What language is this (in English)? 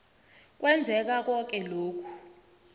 South Ndebele